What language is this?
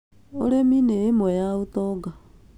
Kikuyu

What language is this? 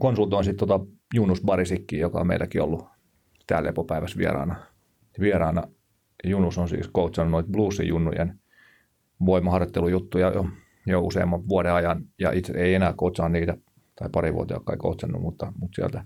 Finnish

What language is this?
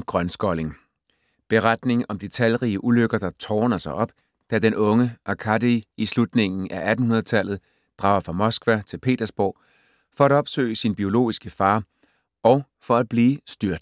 Danish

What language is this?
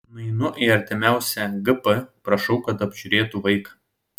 Lithuanian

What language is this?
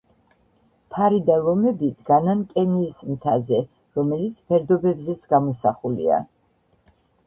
Georgian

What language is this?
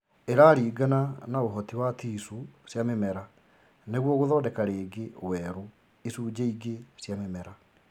Kikuyu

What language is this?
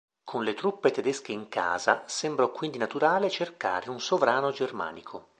Italian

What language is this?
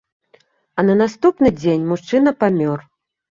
Belarusian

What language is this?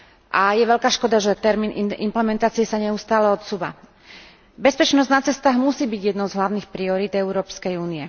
Slovak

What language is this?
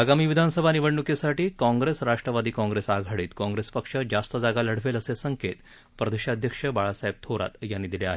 Marathi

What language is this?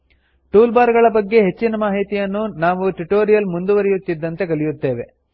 Kannada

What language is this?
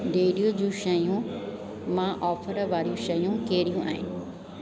Sindhi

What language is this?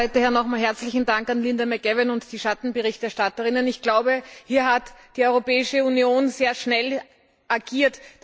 German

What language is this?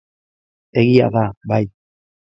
Basque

